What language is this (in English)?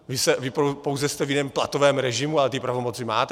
Czech